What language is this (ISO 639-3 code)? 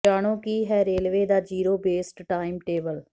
pan